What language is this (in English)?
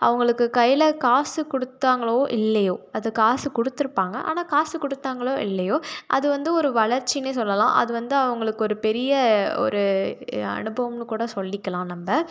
Tamil